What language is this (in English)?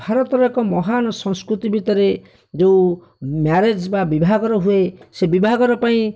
Odia